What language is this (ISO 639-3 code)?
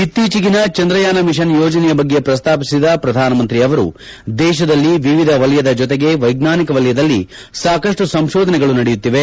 kan